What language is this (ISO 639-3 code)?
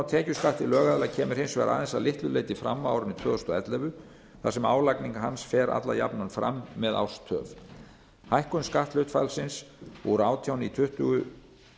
isl